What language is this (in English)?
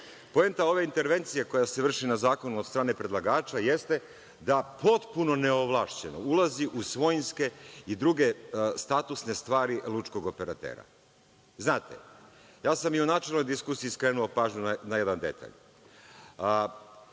Serbian